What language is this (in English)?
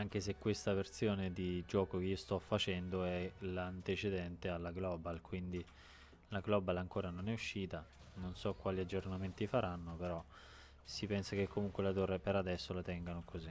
Italian